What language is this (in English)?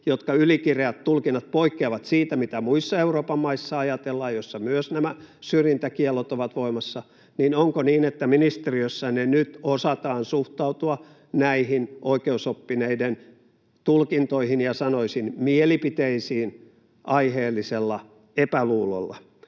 Finnish